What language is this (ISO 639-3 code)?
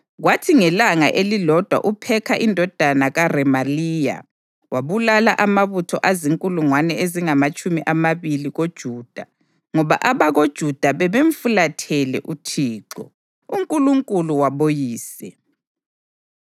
nde